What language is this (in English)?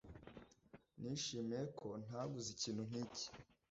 Kinyarwanda